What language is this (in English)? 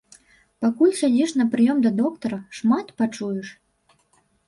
Belarusian